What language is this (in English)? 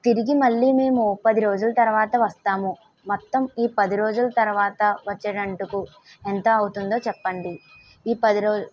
Telugu